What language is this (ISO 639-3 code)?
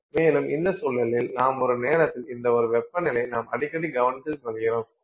tam